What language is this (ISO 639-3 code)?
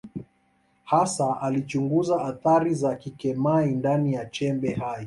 swa